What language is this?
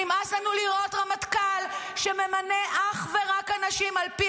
Hebrew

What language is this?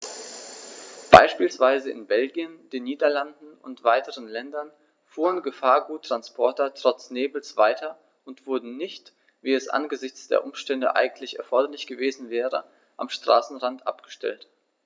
German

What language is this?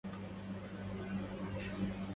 Arabic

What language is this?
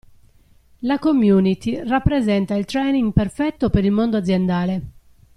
Italian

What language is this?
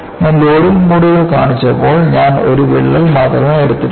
Malayalam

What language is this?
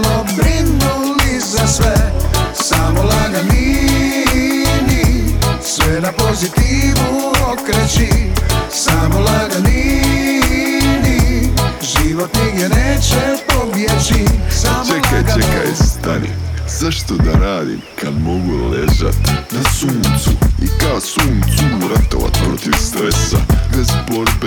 Croatian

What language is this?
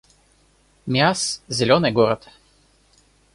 Russian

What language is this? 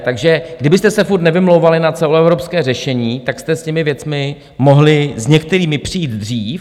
Czech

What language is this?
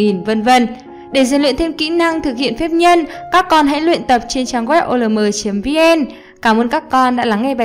Vietnamese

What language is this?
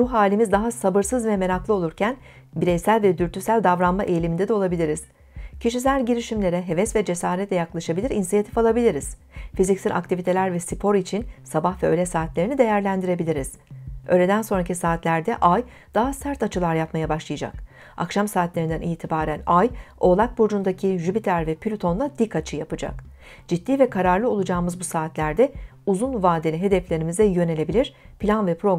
Turkish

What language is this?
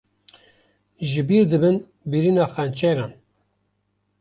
Kurdish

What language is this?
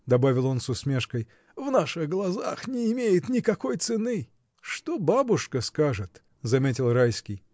Russian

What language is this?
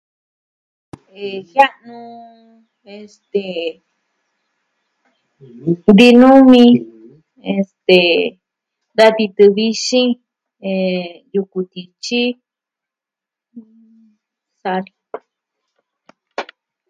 Southwestern Tlaxiaco Mixtec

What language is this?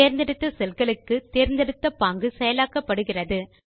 Tamil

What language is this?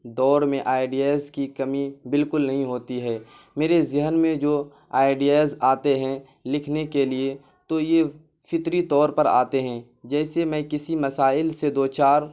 Urdu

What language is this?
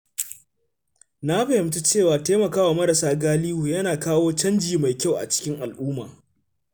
Hausa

